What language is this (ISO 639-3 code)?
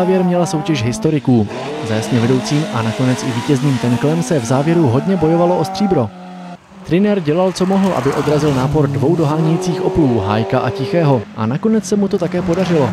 ces